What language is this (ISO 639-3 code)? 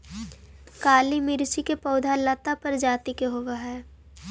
mag